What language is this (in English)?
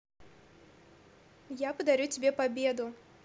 Russian